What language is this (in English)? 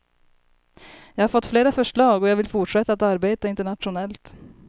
Swedish